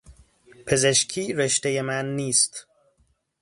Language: Persian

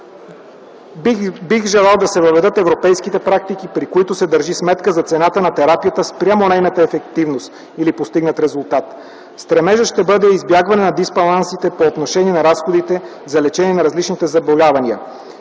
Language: Bulgarian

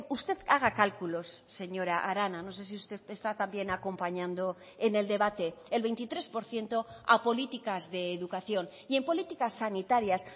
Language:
Spanish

